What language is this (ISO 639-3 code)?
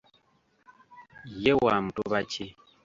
lug